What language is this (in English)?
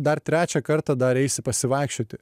Lithuanian